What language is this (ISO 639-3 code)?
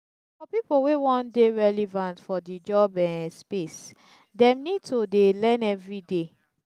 pcm